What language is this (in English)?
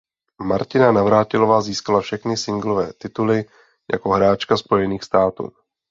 Czech